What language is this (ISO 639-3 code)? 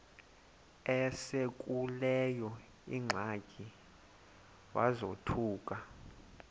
xho